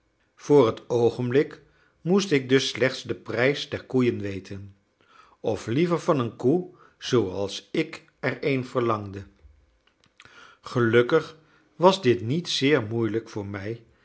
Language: Dutch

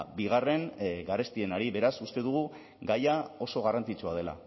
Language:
Basque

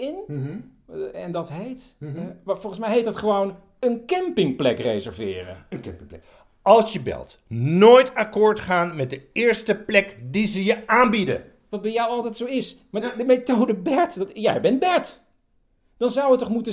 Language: Dutch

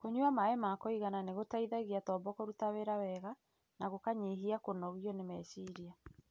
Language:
Kikuyu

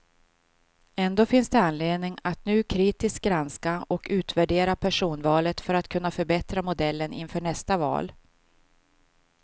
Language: Swedish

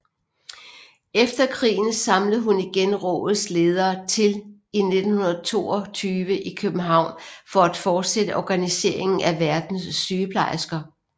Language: Danish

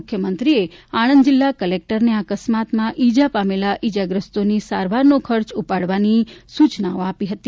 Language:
Gujarati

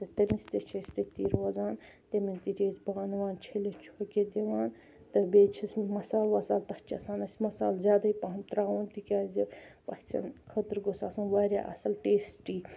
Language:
Kashmiri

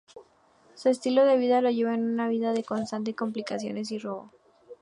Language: Spanish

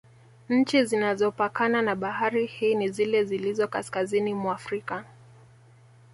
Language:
Swahili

